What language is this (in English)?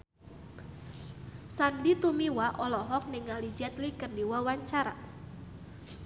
Sundanese